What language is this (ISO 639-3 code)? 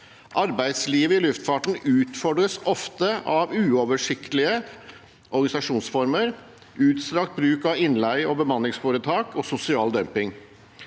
nor